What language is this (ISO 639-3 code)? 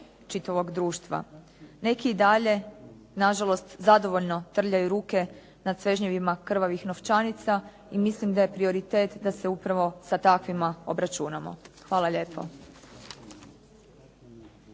hrv